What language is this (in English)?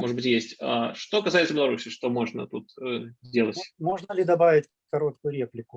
Russian